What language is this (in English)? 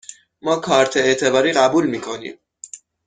Persian